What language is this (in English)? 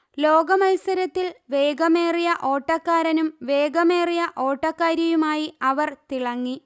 Malayalam